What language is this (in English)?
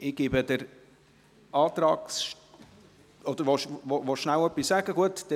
Swiss German